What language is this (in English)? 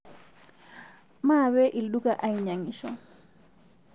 Masai